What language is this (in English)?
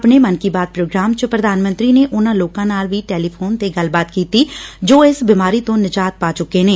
Punjabi